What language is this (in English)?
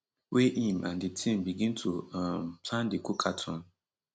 Nigerian Pidgin